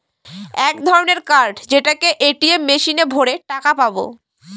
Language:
Bangla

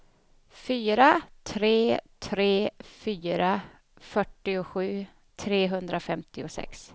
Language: Swedish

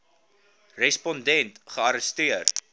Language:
Afrikaans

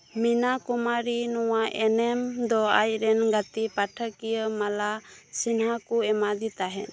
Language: Santali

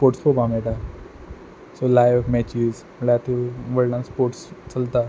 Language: Konkani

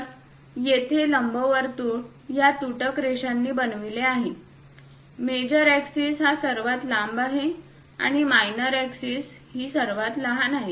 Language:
Marathi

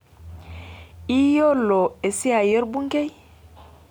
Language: Masai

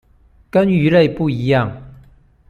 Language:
Chinese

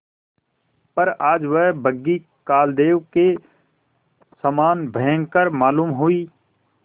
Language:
Hindi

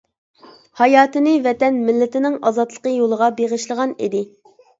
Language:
Uyghur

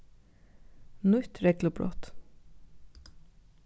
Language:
Faroese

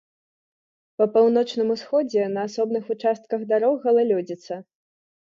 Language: Belarusian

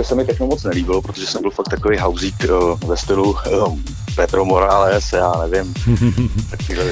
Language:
Czech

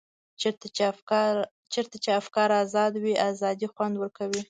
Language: Pashto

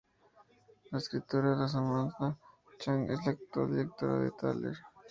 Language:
Spanish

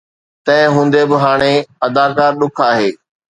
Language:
Sindhi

